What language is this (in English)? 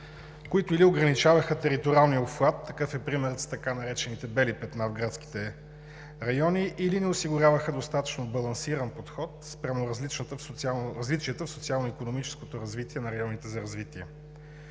Bulgarian